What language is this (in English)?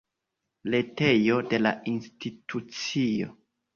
Esperanto